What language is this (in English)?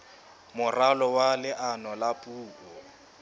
Southern Sotho